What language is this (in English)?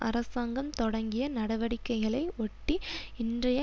Tamil